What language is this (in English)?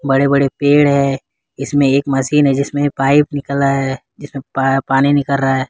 Hindi